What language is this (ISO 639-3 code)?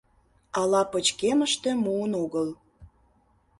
chm